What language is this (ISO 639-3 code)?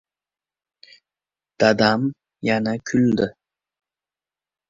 uzb